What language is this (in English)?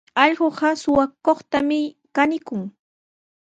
Sihuas Ancash Quechua